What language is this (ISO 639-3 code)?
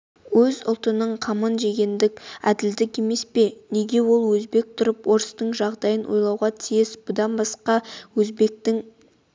kaz